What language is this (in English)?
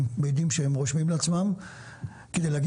Hebrew